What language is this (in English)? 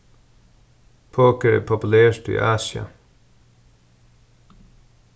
Faroese